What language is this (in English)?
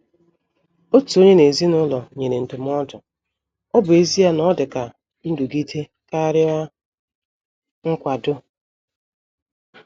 Igbo